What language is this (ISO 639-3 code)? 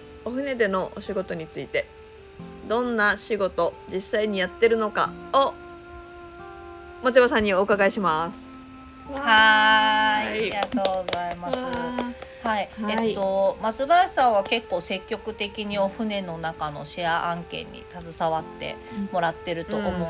jpn